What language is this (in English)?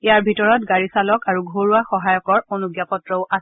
Assamese